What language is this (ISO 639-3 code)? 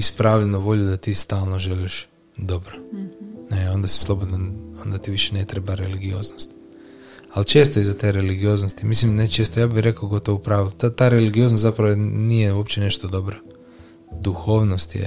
hrv